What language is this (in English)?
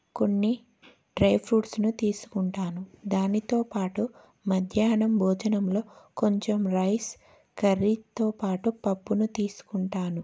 Telugu